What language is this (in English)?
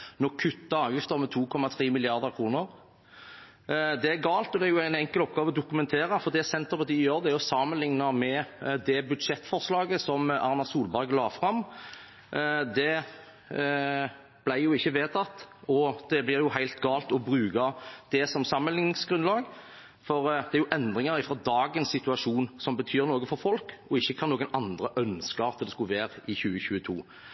Norwegian Bokmål